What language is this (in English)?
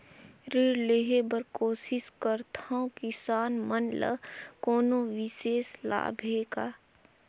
Chhattisgarhi